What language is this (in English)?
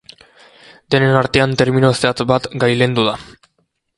Basque